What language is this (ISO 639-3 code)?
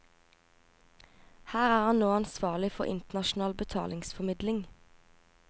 nor